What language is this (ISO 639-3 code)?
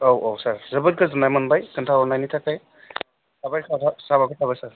brx